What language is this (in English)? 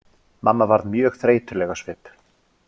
Icelandic